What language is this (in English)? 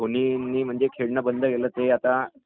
Marathi